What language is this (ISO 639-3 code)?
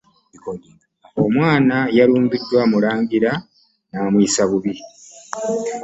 lug